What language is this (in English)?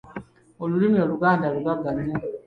Ganda